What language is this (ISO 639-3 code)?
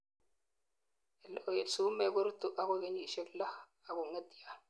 kln